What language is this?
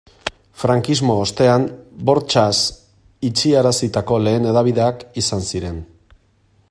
Basque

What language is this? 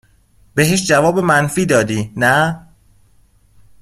Persian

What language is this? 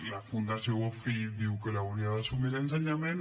Catalan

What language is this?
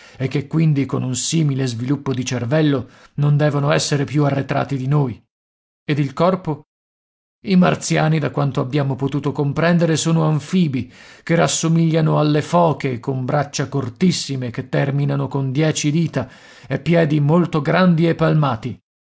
Italian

